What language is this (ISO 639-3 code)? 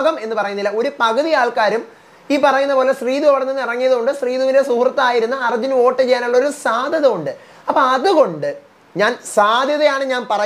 mal